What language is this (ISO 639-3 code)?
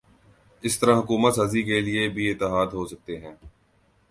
urd